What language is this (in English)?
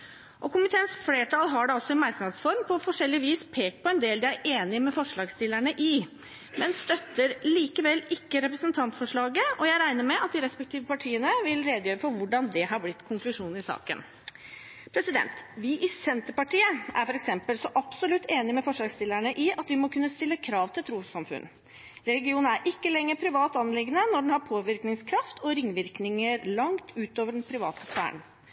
Norwegian Bokmål